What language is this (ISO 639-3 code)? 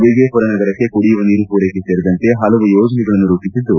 kan